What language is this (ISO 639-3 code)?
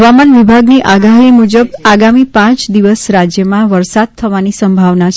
guj